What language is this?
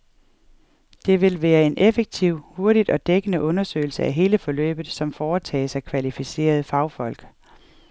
Danish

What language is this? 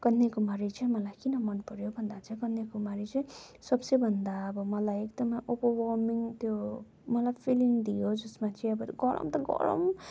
Nepali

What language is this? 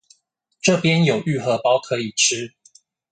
Chinese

